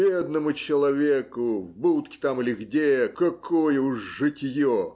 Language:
Russian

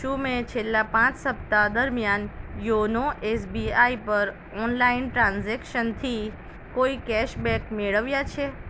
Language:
Gujarati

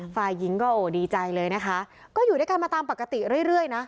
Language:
Thai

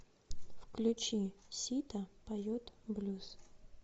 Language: Russian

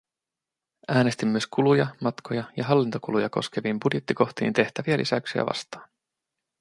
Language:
Finnish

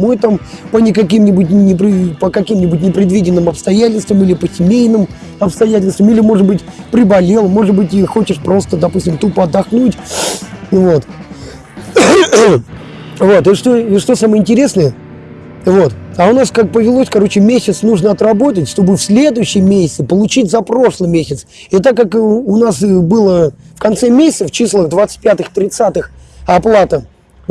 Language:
Russian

